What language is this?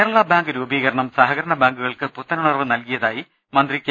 Malayalam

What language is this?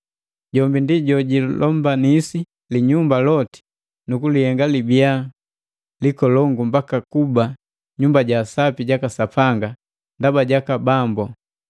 Matengo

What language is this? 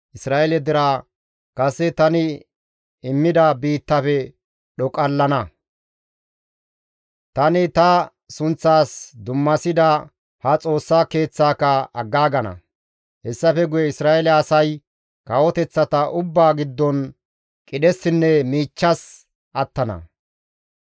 Gamo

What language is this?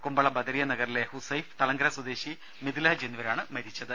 Malayalam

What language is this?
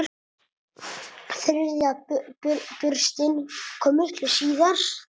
Icelandic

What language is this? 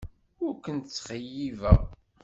Kabyle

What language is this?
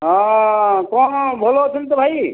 Odia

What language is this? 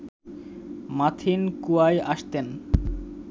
Bangla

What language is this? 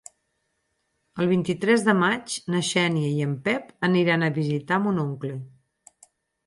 Catalan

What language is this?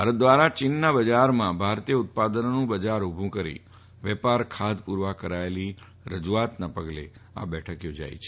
Gujarati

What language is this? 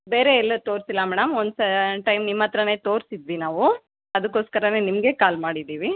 Kannada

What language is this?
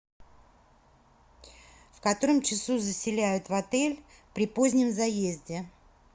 Russian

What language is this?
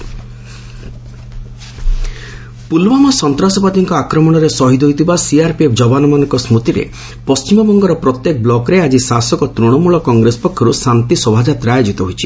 Odia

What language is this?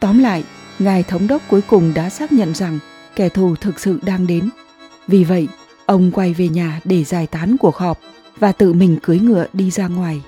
Vietnamese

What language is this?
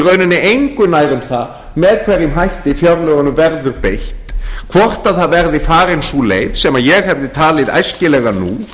Icelandic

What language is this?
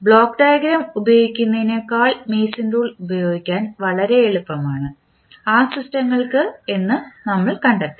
Malayalam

